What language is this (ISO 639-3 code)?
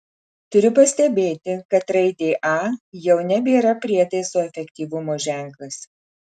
lit